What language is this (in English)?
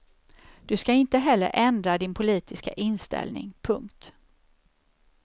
Swedish